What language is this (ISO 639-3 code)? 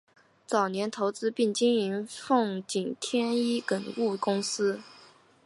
zho